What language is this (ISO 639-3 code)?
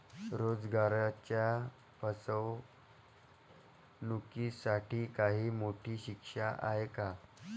mar